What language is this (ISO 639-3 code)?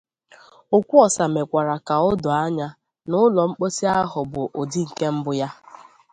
ibo